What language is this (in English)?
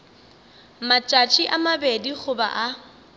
Northern Sotho